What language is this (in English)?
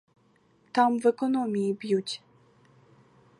Ukrainian